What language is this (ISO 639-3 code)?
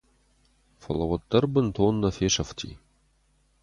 oss